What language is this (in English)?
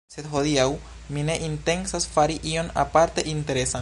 Esperanto